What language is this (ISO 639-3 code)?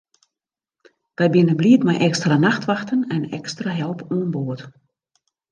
fry